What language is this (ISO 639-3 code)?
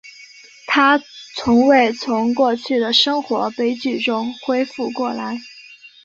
zho